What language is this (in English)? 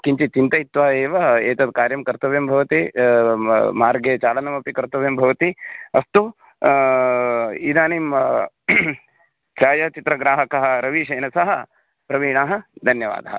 Sanskrit